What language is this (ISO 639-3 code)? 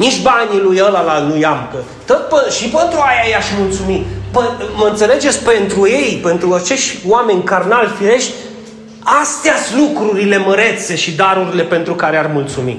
ron